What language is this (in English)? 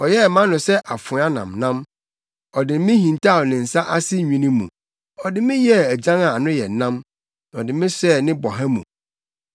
Akan